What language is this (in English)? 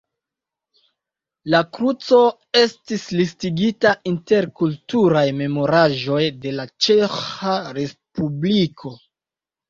Esperanto